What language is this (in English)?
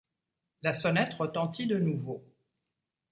French